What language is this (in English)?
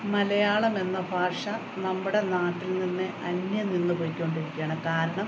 Malayalam